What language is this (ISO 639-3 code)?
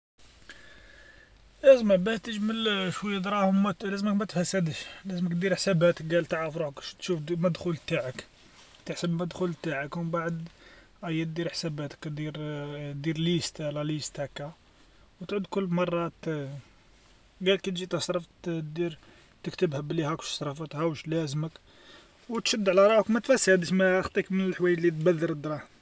arq